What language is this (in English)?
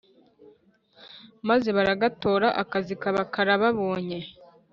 Kinyarwanda